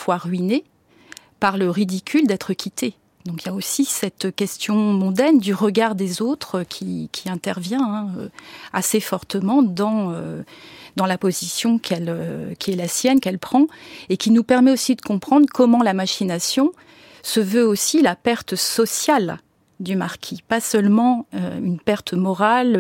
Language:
French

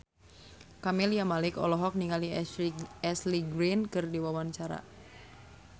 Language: Sundanese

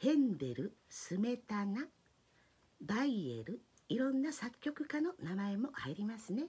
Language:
Japanese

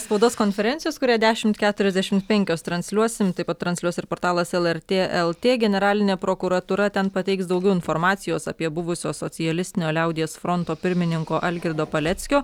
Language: Lithuanian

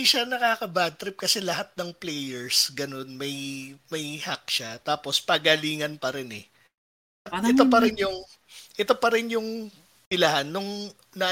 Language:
Filipino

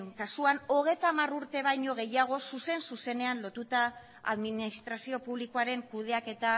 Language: Basque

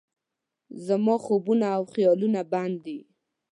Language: Pashto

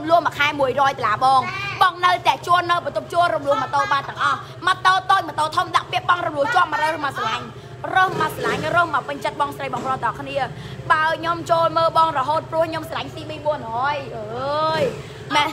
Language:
Thai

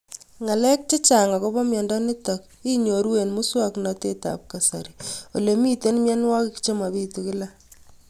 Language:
Kalenjin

